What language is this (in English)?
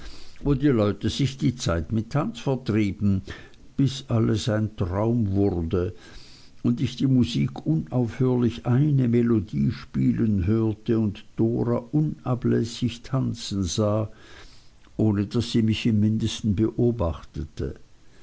German